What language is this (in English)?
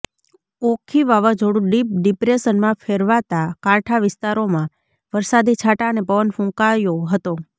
Gujarati